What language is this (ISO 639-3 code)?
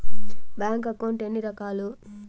tel